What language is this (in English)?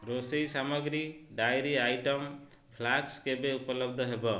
Odia